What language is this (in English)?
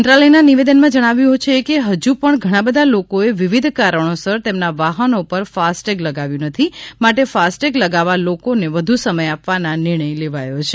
Gujarati